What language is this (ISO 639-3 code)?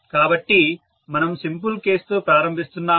tel